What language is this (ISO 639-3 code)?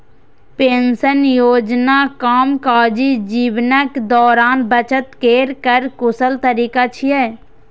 mai